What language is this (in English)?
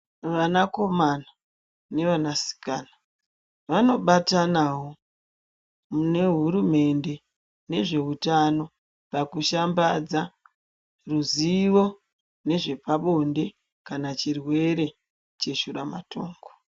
Ndau